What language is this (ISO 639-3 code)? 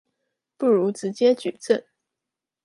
zho